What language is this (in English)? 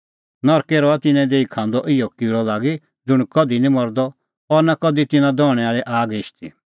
Kullu Pahari